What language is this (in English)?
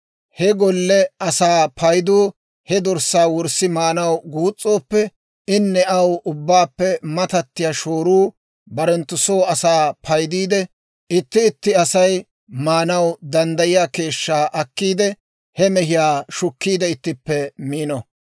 Dawro